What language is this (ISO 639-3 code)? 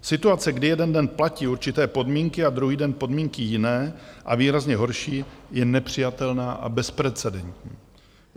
ces